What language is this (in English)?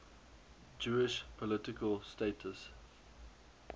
English